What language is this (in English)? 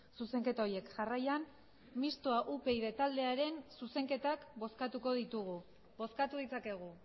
Basque